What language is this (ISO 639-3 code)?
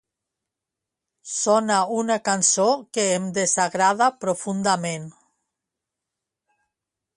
cat